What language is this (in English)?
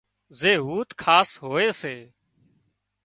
Wadiyara Koli